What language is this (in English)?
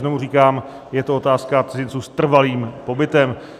Czech